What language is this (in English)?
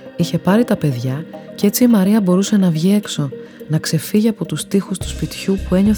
Greek